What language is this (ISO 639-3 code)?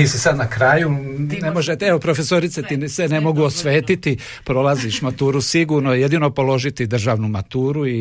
hrv